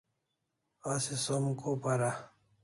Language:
Kalasha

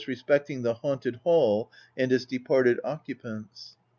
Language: English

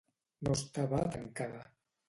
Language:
Catalan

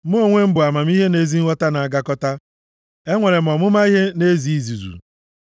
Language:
Igbo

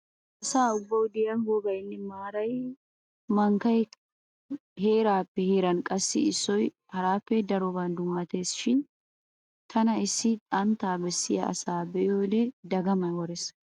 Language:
Wolaytta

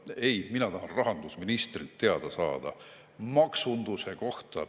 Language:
Estonian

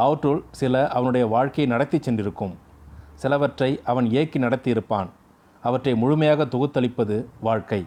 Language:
Tamil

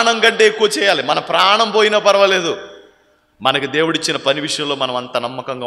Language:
Telugu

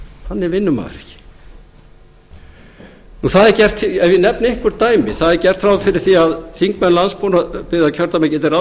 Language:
Icelandic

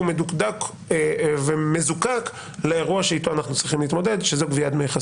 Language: Hebrew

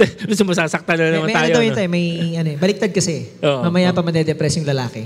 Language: Filipino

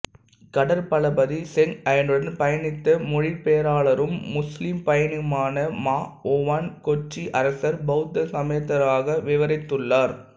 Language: Tamil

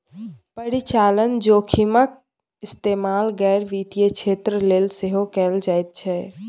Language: Maithili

